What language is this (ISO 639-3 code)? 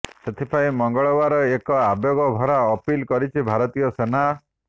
ori